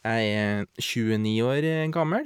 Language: Norwegian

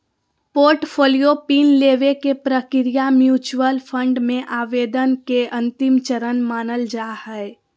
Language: Magahi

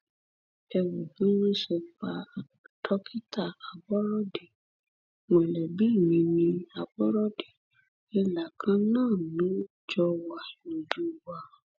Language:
Yoruba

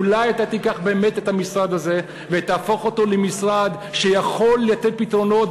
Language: Hebrew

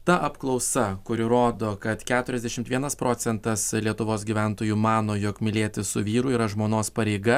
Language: Lithuanian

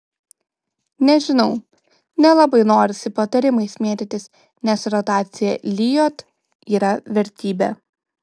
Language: Lithuanian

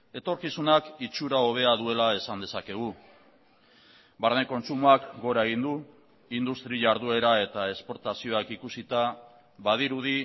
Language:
Basque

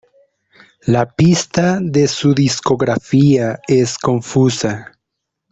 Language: Spanish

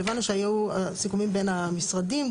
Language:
Hebrew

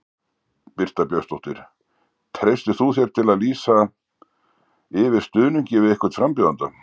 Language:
Icelandic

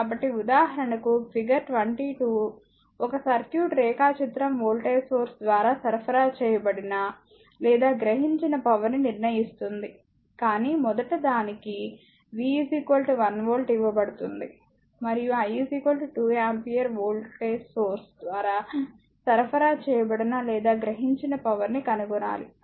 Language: Telugu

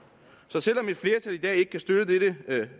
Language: Danish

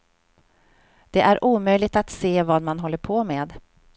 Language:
Swedish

